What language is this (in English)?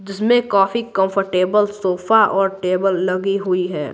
Hindi